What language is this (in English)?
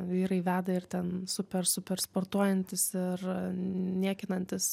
Lithuanian